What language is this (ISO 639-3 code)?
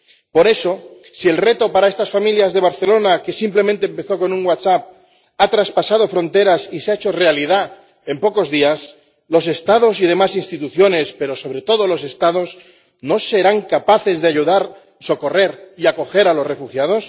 spa